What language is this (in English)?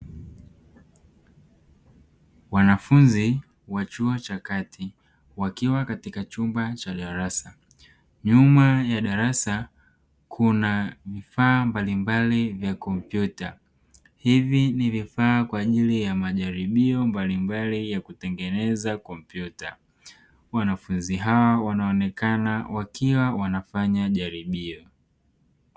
Swahili